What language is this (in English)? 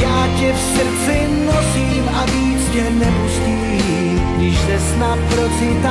Czech